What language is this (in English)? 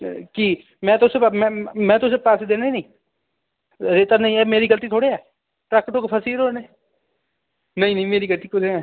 Dogri